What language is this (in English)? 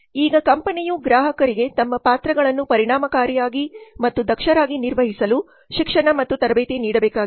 Kannada